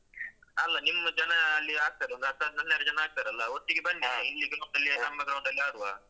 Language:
Kannada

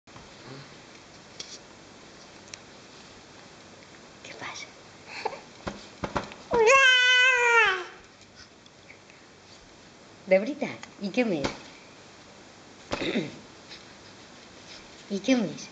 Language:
Catalan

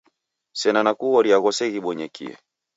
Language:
Taita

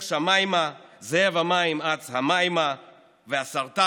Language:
Hebrew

